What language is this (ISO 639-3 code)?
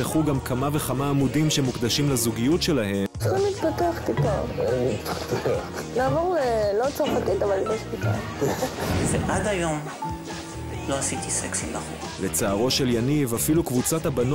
heb